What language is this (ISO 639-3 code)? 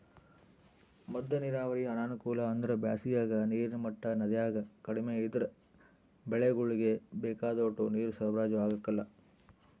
kan